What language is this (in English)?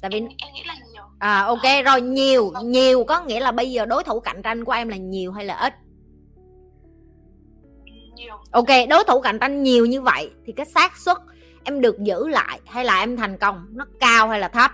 Vietnamese